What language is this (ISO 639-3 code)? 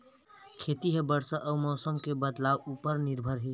hne